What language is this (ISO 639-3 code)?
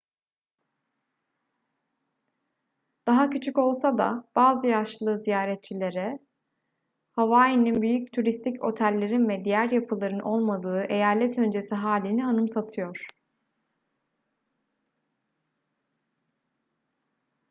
tur